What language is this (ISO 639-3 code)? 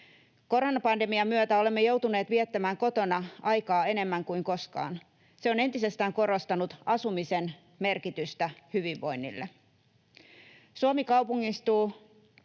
fin